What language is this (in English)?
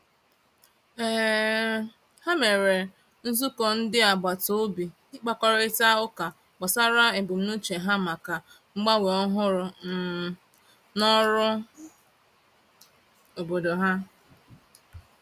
Igbo